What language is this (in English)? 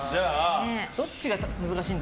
Japanese